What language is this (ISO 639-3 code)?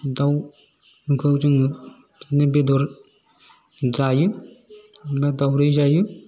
brx